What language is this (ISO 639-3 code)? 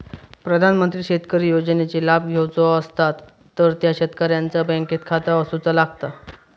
mar